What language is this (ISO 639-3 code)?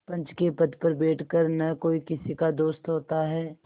hin